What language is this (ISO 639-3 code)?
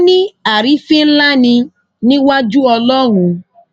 yor